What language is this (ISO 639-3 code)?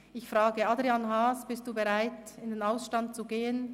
gsw